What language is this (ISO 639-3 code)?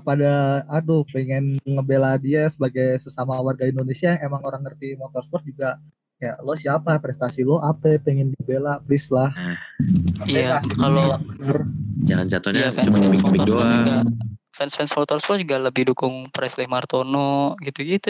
ind